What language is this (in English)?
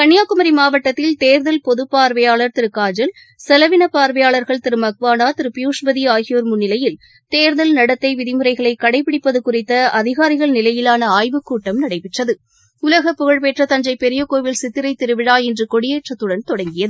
Tamil